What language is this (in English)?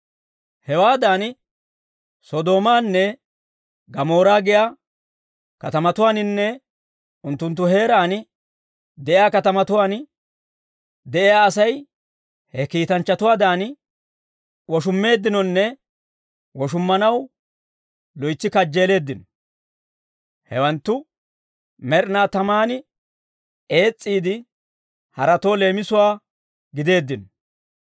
Dawro